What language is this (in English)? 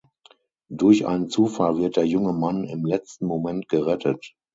German